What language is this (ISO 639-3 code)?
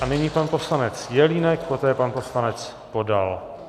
ces